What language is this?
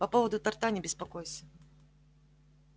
Russian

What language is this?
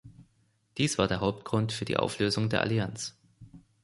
German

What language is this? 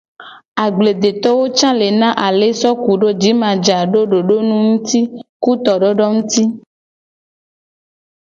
Gen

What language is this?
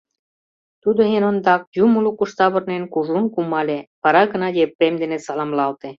Mari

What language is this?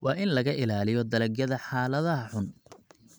Somali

